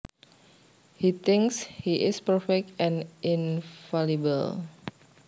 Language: Javanese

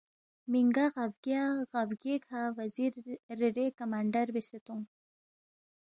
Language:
Balti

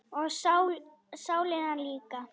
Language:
Icelandic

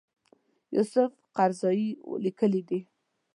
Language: Pashto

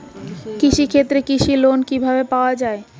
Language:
Bangla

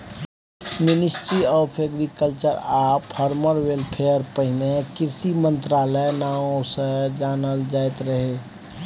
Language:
Maithili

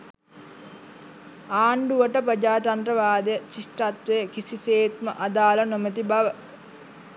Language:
Sinhala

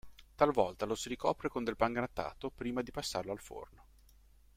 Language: Italian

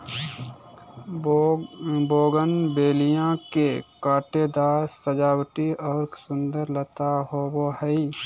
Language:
Magahi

